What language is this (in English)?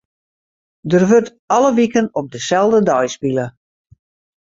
Western Frisian